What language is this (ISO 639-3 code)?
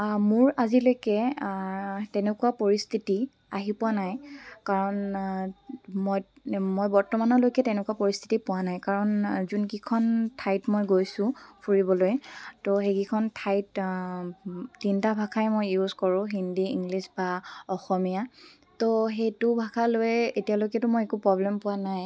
asm